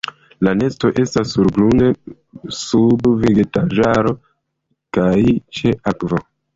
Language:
Esperanto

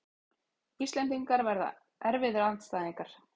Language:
Icelandic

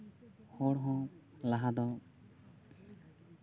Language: Santali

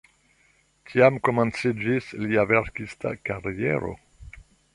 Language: Esperanto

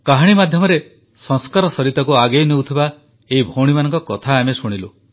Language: Odia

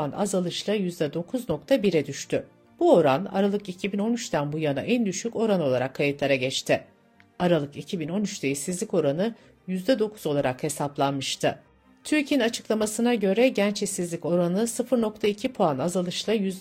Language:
Turkish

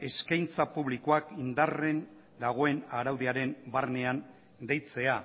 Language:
Basque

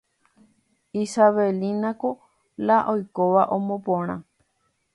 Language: Guarani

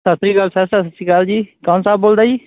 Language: Punjabi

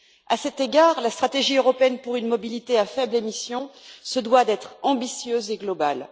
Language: French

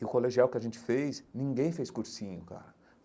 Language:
Portuguese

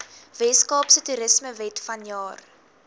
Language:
Afrikaans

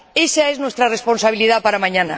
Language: Spanish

